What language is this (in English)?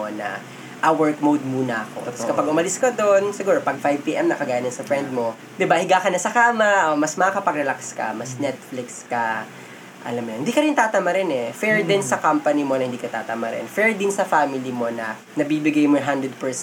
Filipino